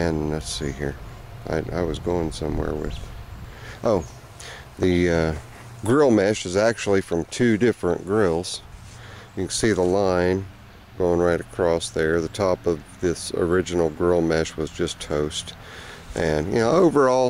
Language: English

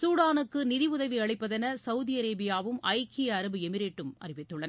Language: Tamil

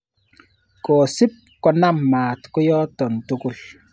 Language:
Kalenjin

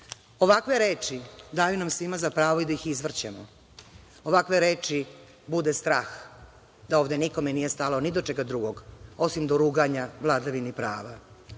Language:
Serbian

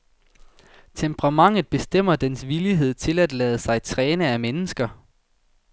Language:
Danish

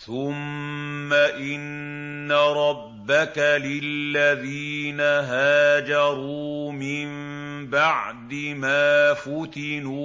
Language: Arabic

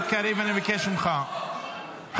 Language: Hebrew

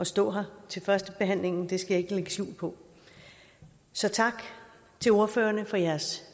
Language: Danish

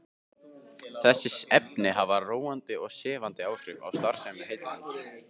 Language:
Icelandic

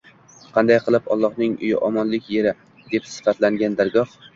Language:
Uzbek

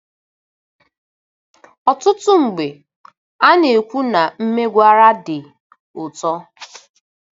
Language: Igbo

